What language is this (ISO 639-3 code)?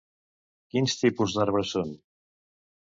cat